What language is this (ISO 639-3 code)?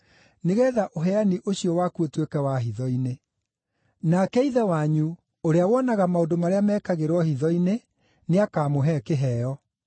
kik